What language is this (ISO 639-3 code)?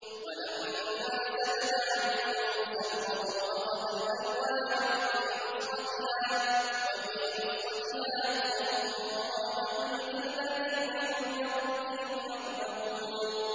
ara